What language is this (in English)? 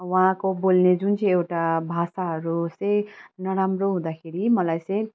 Nepali